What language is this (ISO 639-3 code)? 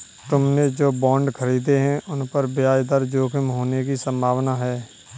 hin